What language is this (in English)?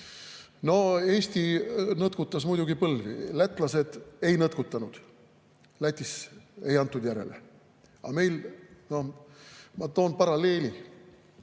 Estonian